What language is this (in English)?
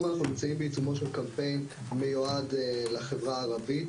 Hebrew